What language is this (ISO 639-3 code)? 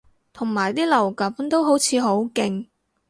yue